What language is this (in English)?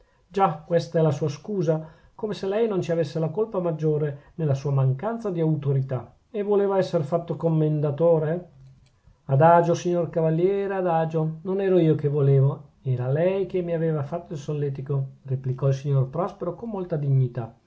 Italian